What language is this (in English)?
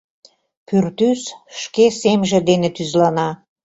Mari